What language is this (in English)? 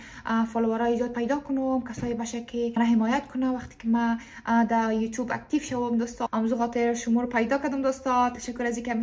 Persian